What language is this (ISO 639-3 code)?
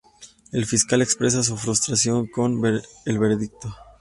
spa